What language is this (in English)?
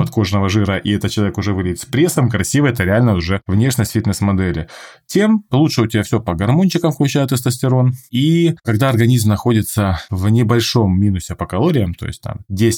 Russian